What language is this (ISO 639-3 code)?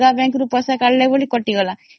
ori